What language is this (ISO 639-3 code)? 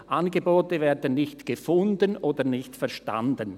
gsw